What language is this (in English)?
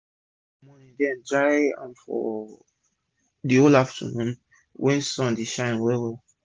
Nigerian Pidgin